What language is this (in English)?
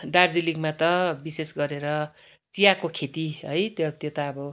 Nepali